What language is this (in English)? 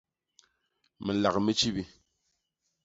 Basaa